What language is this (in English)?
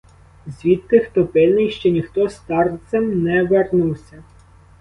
Ukrainian